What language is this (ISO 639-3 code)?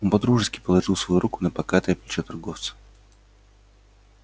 rus